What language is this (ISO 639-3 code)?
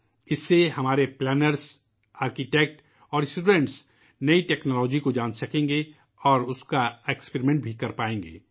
urd